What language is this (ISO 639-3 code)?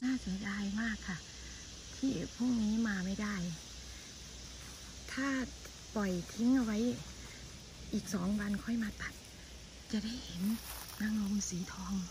tha